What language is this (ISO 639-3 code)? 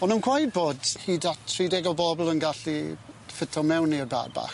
cym